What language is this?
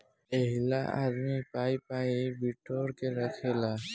Bhojpuri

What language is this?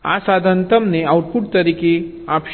Gujarati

